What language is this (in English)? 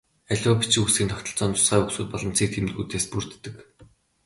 Mongolian